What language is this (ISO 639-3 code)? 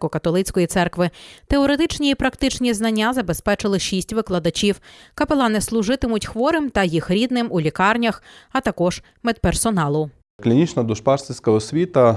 ukr